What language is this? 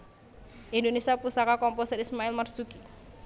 Javanese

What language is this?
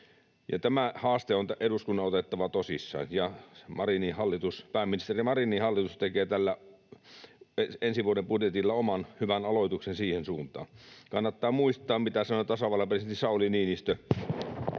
Finnish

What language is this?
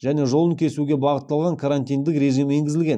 Kazakh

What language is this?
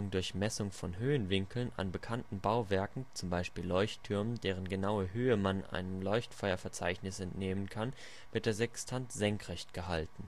German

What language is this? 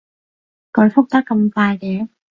Cantonese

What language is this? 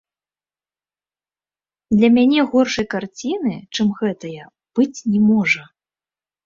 Belarusian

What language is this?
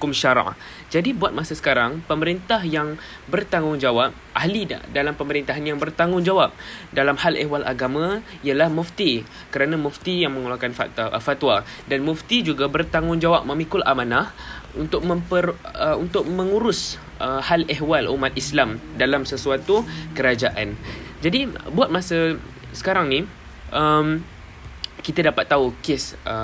Malay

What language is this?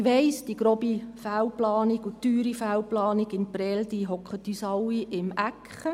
Swiss German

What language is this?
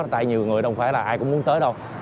Vietnamese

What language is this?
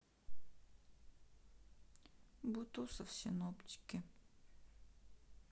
Russian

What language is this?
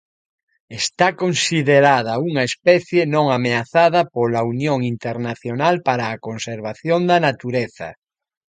Galician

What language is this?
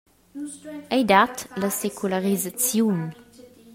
Romansh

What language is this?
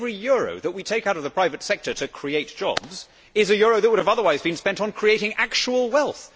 English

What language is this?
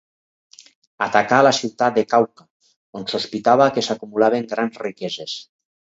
Catalan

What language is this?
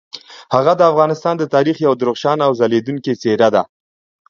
Pashto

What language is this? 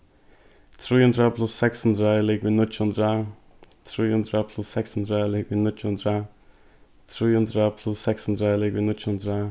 Faroese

